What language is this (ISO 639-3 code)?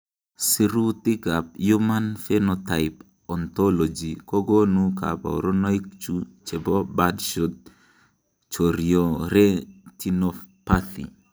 kln